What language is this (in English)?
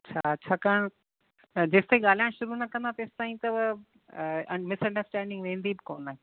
Sindhi